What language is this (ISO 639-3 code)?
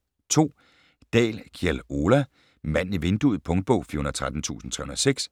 dan